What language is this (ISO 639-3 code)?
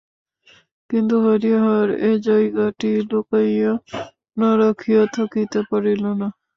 ben